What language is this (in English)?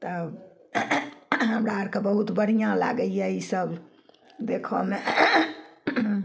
Maithili